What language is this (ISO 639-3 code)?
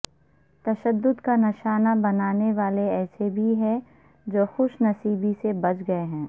urd